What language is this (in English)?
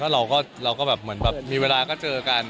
Thai